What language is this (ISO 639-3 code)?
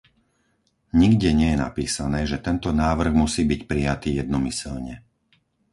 slk